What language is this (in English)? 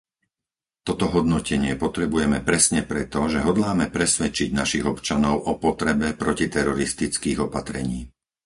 Slovak